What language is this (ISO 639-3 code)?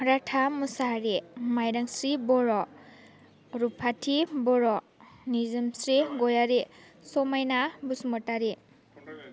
brx